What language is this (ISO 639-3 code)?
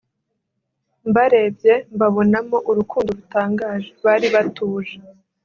kin